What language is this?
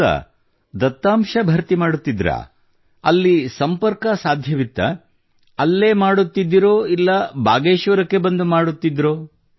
Kannada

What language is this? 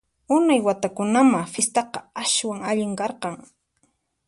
Puno Quechua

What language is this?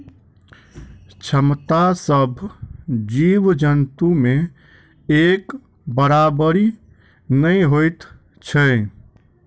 Maithili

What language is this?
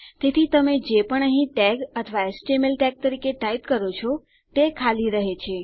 Gujarati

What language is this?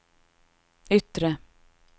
Swedish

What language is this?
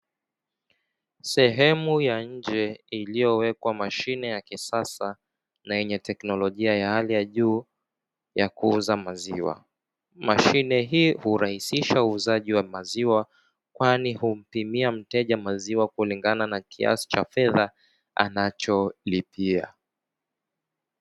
Swahili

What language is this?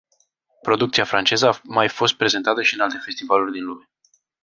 Romanian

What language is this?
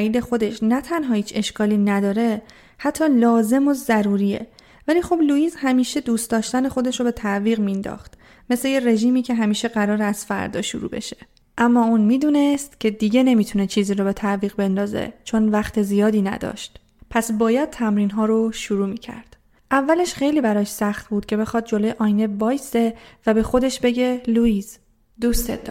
Persian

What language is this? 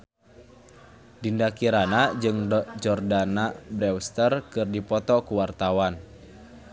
Sundanese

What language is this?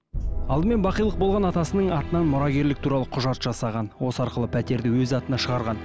Kazakh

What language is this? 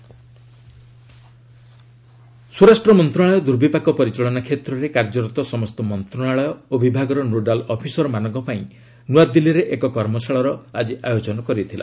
Odia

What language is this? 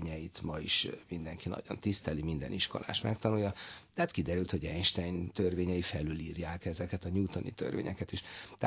Hungarian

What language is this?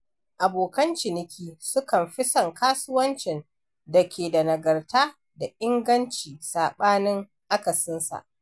Hausa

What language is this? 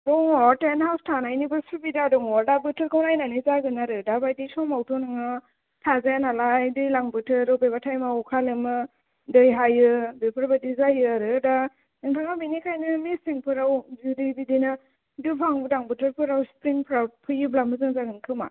Bodo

